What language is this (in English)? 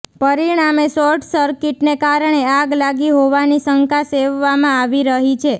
Gujarati